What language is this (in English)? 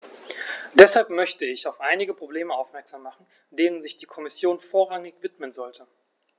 German